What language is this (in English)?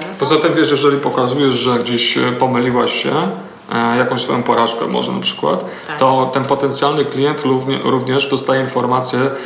Polish